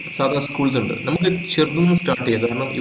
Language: Malayalam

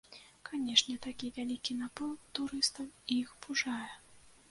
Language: Belarusian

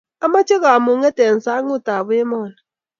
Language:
Kalenjin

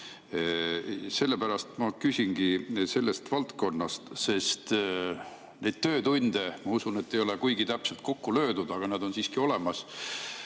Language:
Estonian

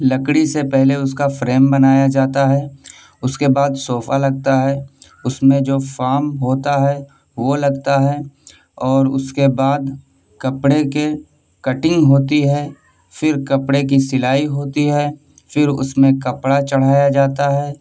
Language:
Urdu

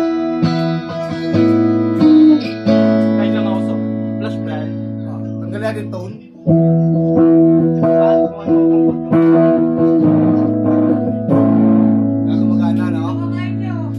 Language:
Filipino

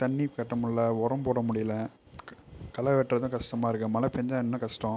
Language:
Tamil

